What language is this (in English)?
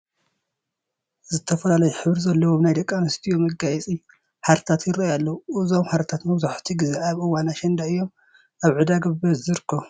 Tigrinya